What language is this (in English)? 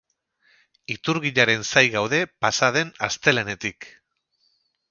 Basque